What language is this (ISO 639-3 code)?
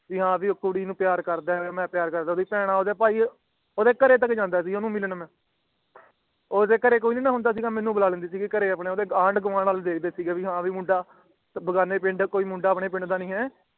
pan